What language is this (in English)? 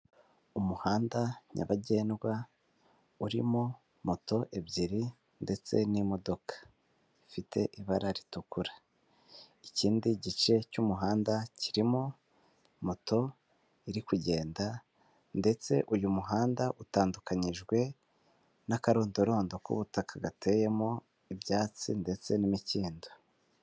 Kinyarwanda